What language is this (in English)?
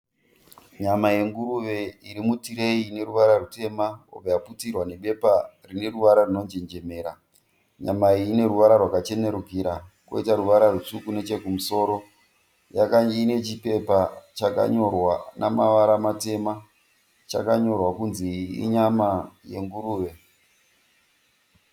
Shona